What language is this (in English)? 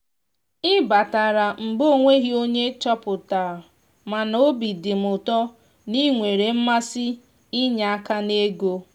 Igbo